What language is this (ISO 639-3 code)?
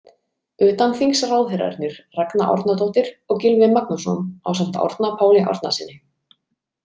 isl